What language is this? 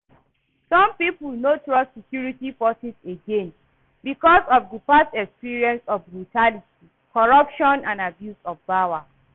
Nigerian Pidgin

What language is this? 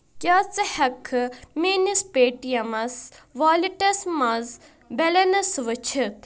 Kashmiri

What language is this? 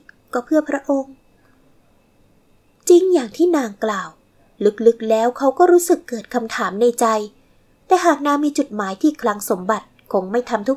Thai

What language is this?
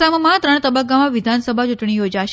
Gujarati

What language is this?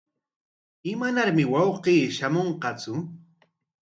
Corongo Ancash Quechua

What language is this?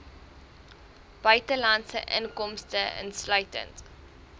Afrikaans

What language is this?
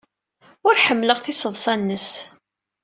Kabyle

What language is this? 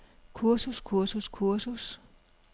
Danish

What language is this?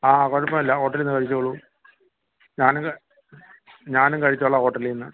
Malayalam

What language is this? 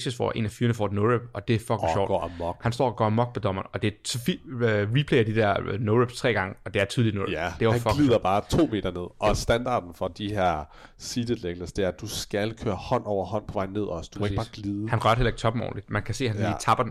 Danish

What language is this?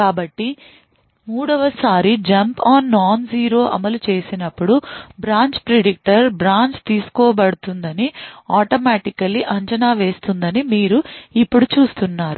Telugu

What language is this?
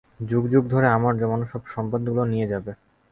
Bangla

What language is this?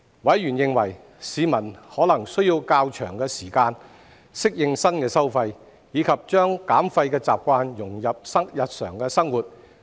Cantonese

